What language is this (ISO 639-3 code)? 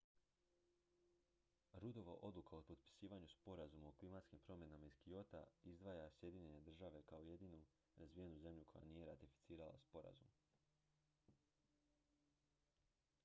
hrv